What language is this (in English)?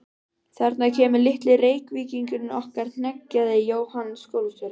Icelandic